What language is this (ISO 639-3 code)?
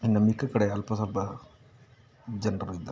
kan